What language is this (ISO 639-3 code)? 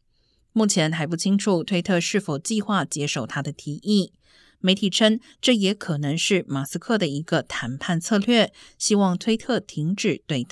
zho